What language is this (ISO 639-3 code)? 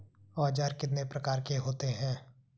hin